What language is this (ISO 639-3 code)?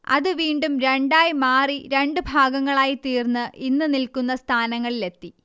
mal